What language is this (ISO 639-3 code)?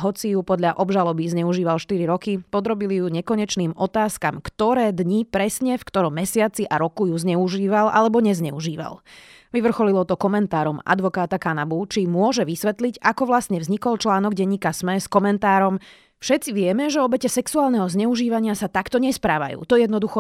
slk